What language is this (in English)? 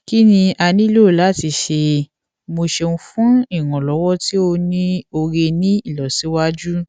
Yoruba